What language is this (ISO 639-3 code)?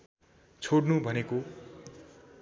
nep